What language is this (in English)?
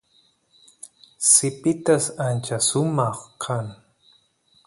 Santiago del Estero Quichua